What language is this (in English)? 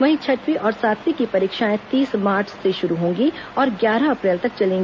Hindi